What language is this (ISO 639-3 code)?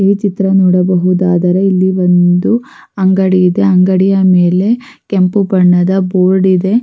kan